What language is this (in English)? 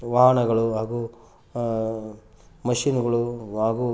Kannada